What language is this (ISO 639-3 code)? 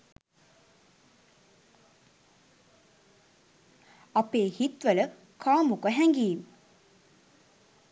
sin